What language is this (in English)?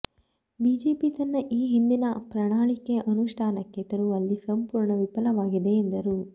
Kannada